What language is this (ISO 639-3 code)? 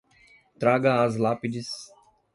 por